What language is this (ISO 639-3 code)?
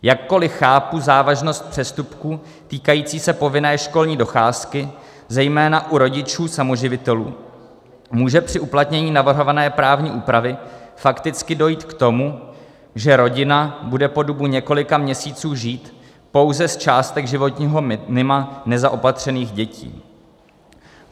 ces